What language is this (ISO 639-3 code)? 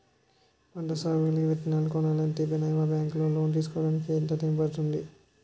tel